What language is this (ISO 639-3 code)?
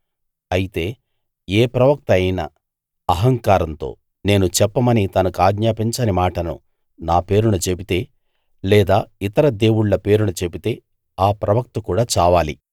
tel